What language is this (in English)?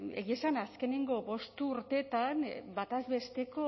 Basque